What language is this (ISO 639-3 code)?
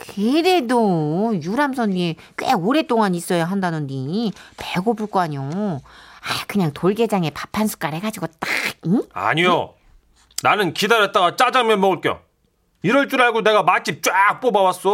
kor